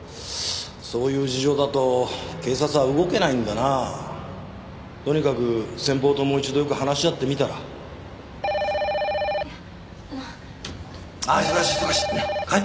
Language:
Japanese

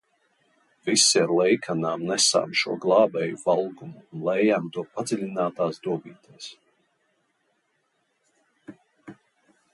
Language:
Latvian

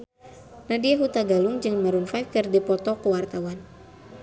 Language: Sundanese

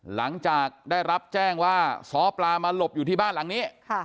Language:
Thai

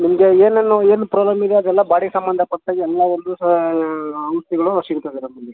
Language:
Kannada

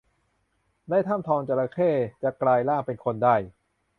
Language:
Thai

